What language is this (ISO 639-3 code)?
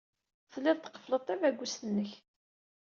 kab